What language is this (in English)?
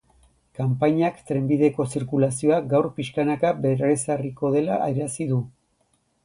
Basque